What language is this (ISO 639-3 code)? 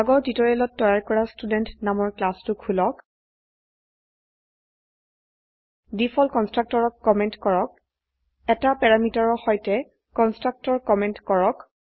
asm